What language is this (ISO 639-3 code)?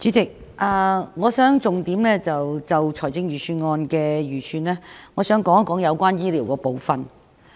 yue